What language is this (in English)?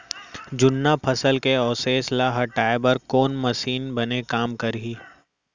Chhattisgarhi